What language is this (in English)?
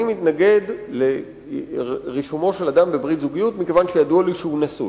Hebrew